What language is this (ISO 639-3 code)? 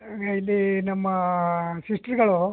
kan